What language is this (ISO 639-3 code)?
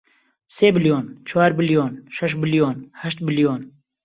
ckb